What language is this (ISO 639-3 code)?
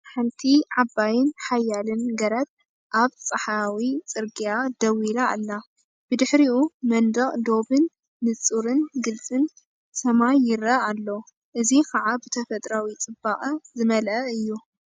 tir